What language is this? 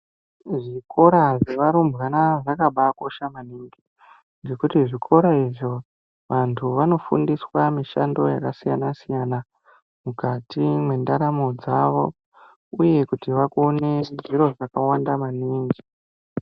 Ndau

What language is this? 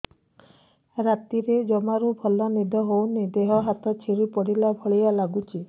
Odia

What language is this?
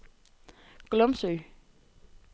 Danish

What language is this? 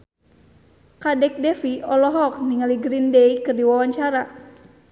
Sundanese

